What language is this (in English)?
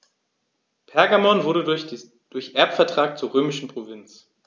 German